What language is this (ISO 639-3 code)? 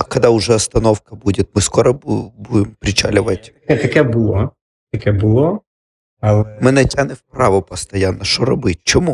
ukr